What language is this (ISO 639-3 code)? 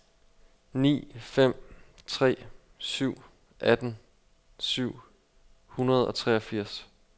dan